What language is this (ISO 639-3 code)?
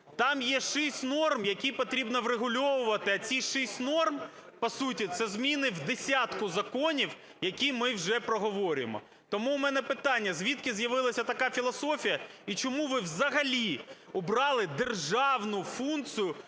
ukr